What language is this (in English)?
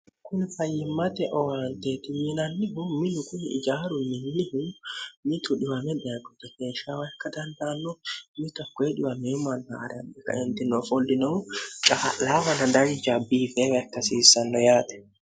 Sidamo